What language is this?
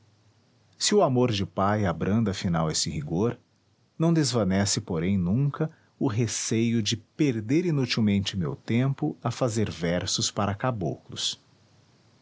Portuguese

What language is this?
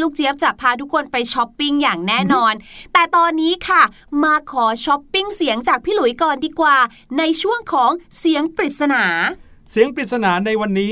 Thai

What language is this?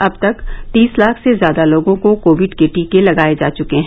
Hindi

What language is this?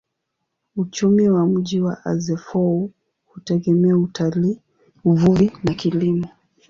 Swahili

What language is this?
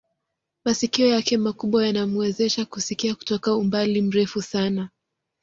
Swahili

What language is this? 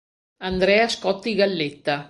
Italian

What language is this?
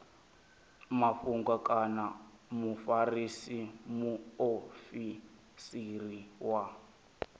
Venda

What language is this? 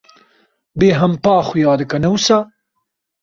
Kurdish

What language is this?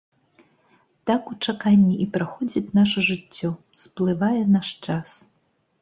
Belarusian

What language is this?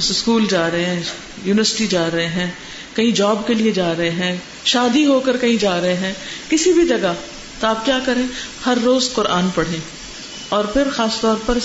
Urdu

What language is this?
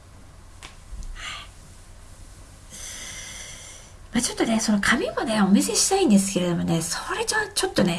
Japanese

